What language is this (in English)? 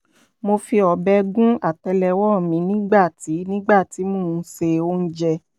Yoruba